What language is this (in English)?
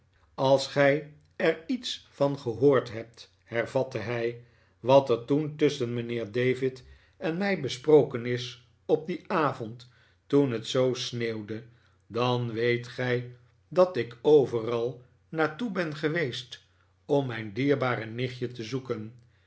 Dutch